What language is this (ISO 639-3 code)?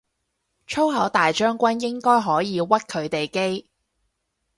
yue